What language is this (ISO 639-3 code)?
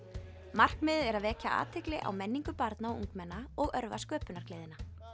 isl